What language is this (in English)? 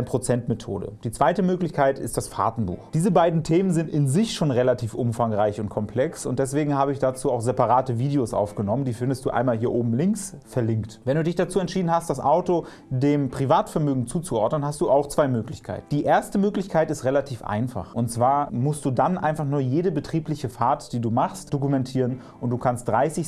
German